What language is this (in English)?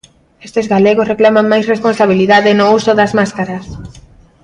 Galician